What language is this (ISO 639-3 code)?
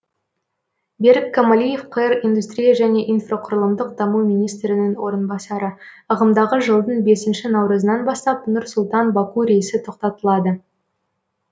kaz